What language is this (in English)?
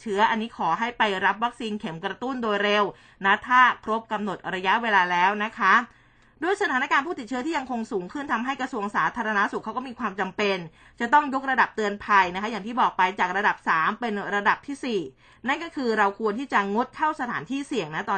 Thai